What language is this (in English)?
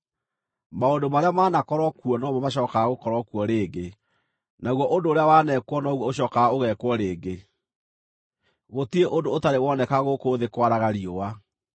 Kikuyu